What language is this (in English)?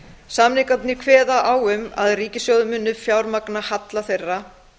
Icelandic